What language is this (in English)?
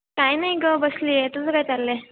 Marathi